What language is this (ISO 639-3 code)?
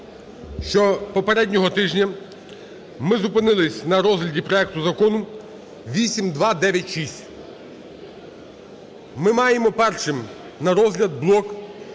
ukr